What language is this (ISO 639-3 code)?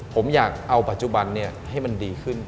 tha